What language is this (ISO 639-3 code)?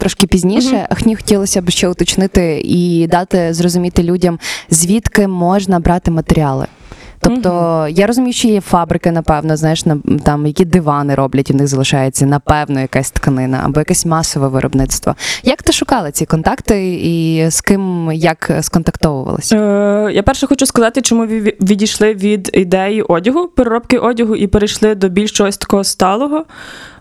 ukr